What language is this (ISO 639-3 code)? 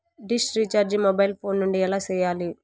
tel